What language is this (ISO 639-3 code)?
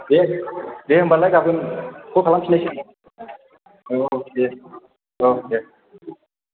brx